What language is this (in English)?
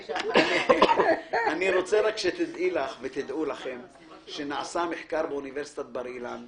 Hebrew